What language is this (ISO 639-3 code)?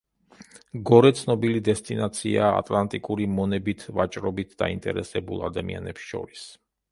kat